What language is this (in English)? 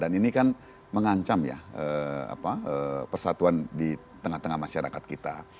Indonesian